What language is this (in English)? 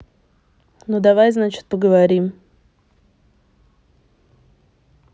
Russian